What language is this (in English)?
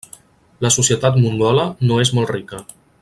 Catalan